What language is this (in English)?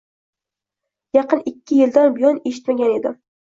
Uzbek